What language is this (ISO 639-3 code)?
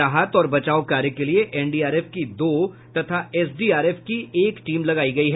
hin